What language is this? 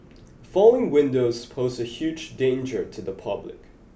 English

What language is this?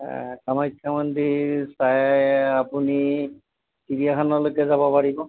Assamese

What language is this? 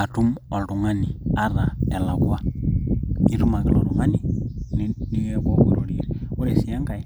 Masai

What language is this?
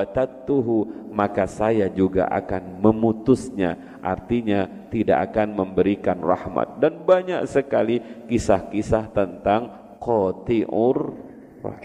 Indonesian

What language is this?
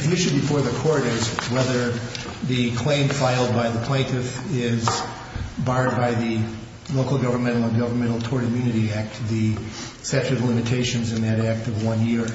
English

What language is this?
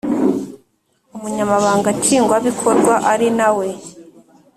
Kinyarwanda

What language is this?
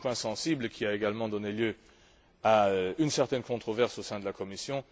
French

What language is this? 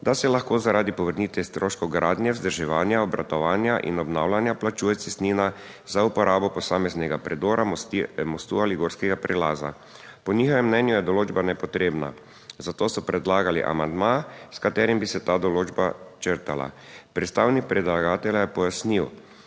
Slovenian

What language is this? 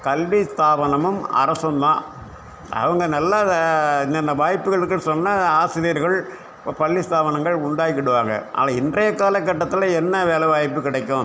Tamil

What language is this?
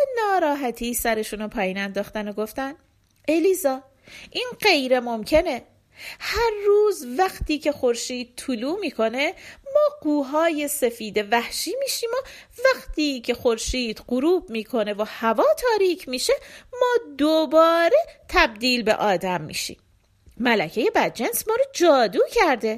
Persian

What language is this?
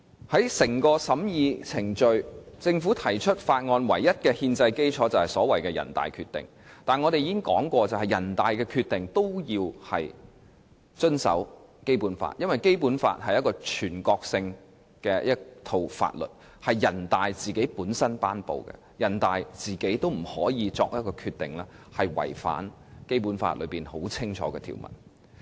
Cantonese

